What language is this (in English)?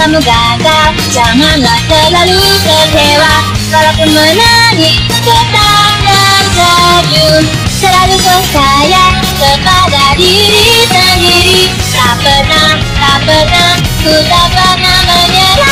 Japanese